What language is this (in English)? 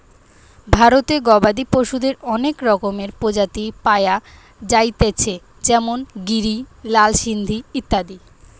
Bangla